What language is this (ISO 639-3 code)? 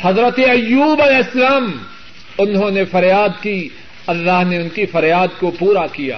urd